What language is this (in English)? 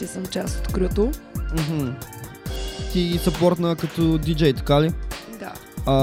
Bulgarian